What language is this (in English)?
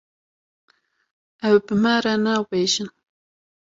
Kurdish